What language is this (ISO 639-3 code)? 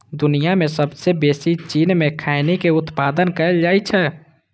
mai